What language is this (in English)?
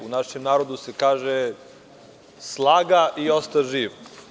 Serbian